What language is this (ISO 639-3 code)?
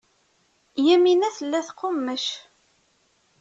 kab